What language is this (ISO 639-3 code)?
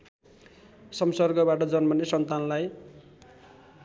nep